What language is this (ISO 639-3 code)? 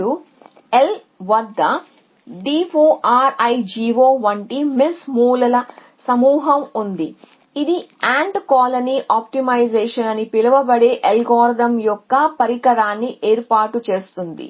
tel